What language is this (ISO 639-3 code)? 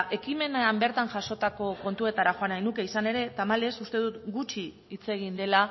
eus